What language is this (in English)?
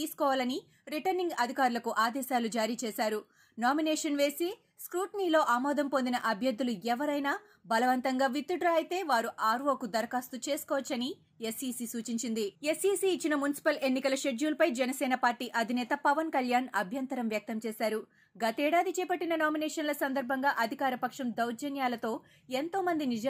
Telugu